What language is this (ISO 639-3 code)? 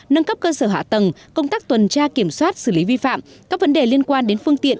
vie